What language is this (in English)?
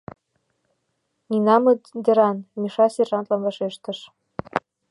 Mari